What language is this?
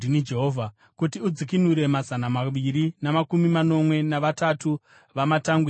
Shona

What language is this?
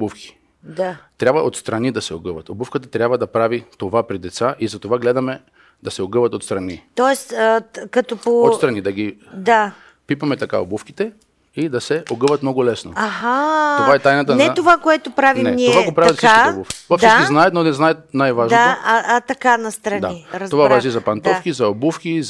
Bulgarian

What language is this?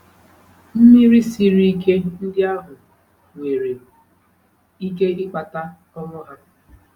Igbo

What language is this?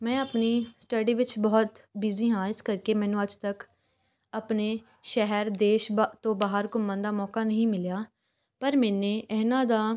Punjabi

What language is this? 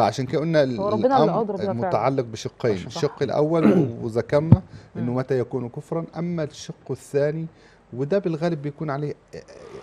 Arabic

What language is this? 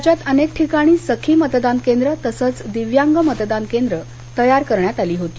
Marathi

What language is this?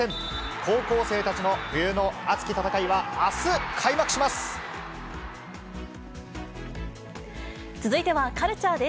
Japanese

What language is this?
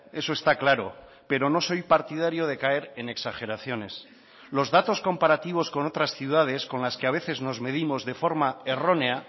Spanish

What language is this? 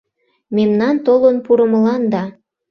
Mari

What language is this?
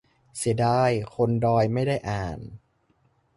Thai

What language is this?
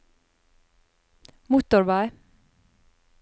Norwegian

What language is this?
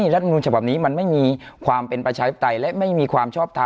Thai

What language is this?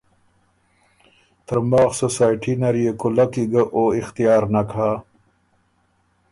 Ormuri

